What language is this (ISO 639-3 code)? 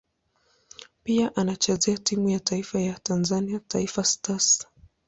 swa